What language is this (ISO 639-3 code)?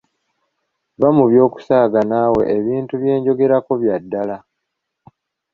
lug